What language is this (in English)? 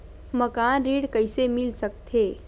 Chhattisgarhi